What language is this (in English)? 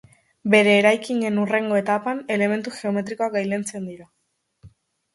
Basque